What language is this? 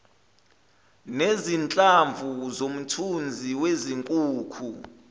Zulu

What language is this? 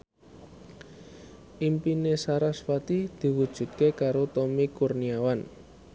Javanese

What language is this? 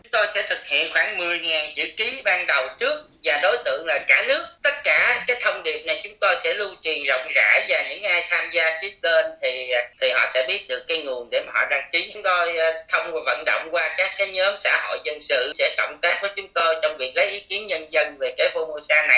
Vietnamese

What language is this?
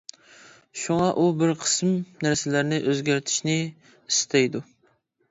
Uyghur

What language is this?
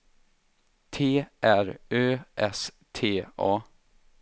Swedish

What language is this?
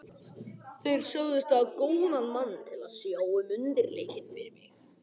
Icelandic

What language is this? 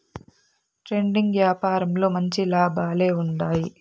Telugu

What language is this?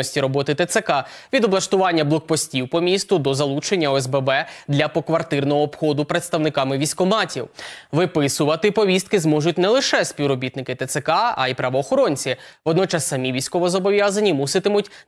Ukrainian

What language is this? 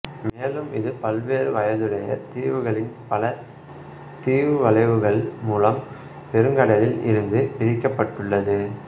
Tamil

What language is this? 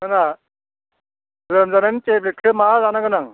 Bodo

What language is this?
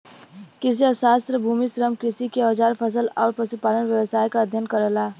Bhojpuri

